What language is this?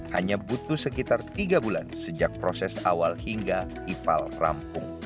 Indonesian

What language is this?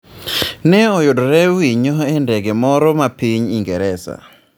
Luo (Kenya and Tanzania)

